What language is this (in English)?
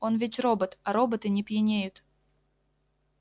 Russian